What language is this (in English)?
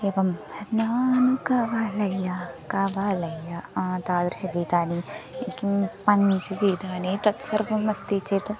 Sanskrit